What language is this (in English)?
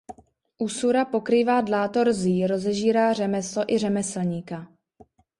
Czech